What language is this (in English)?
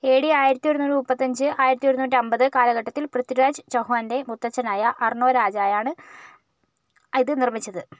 Malayalam